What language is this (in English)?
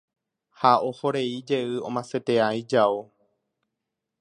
Guarani